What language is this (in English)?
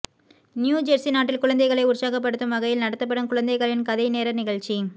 Tamil